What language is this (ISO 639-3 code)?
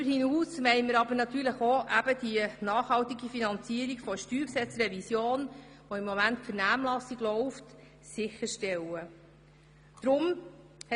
gsw